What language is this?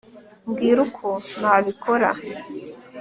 Kinyarwanda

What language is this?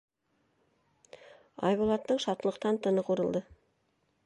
Bashkir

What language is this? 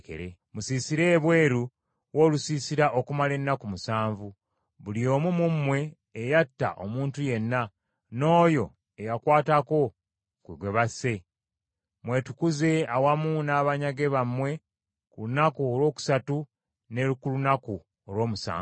Ganda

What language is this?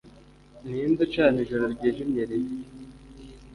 Kinyarwanda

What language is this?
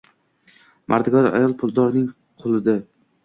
Uzbek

